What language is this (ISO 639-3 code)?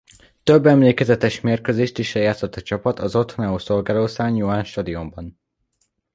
hun